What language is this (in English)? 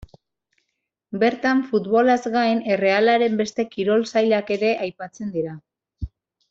Basque